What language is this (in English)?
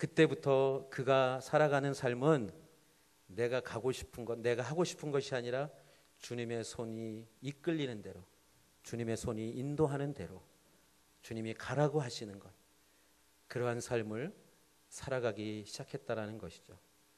Korean